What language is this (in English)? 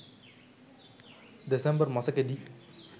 Sinhala